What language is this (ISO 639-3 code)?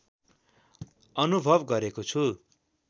nep